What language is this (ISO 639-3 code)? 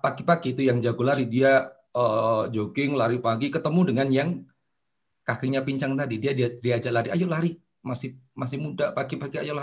ind